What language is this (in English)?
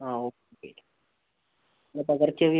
Malayalam